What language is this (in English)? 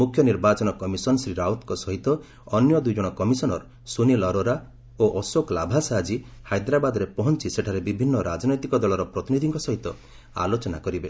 Odia